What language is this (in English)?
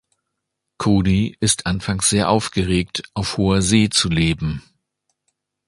German